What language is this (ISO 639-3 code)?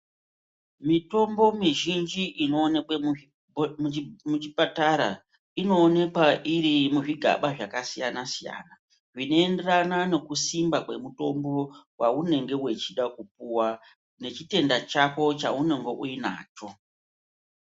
ndc